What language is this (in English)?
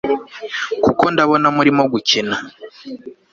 Kinyarwanda